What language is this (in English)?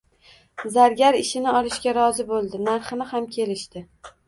Uzbek